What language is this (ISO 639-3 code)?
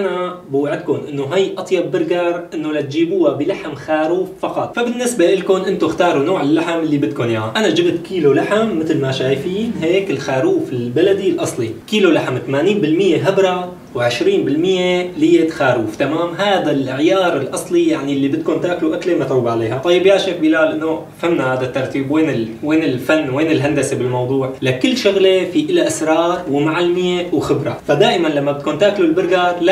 ara